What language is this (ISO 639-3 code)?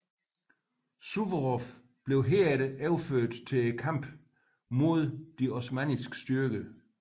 dan